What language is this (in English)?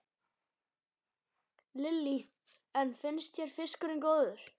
Icelandic